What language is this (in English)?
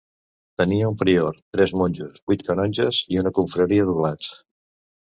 Catalan